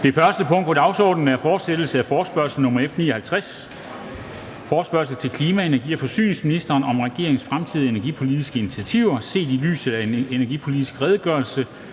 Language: Danish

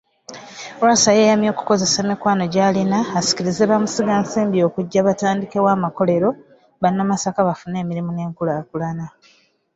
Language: Ganda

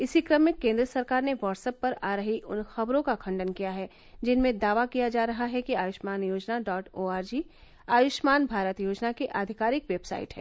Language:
Hindi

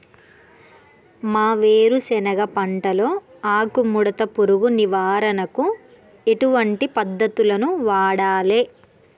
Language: Telugu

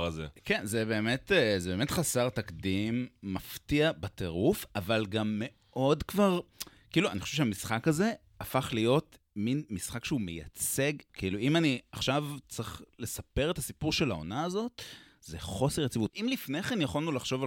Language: Hebrew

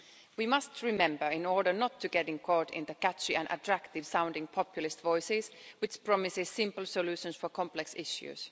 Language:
English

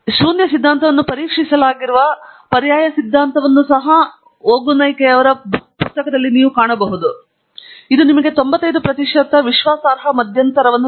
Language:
Kannada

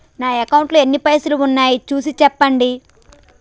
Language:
Telugu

